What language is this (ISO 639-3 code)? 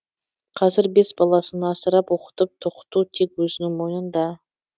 kaz